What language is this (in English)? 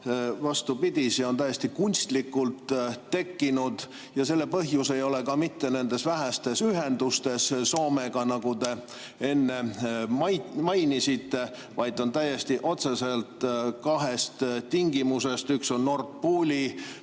Estonian